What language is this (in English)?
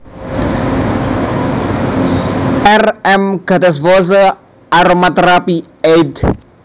Javanese